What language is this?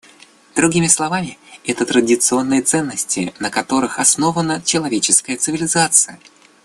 Russian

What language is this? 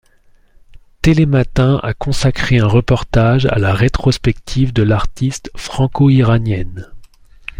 French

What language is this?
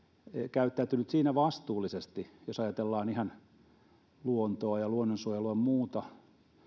Finnish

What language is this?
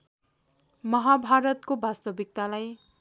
Nepali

